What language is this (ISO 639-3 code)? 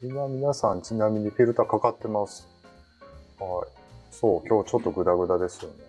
jpn